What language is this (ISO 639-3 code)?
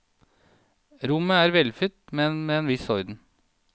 nor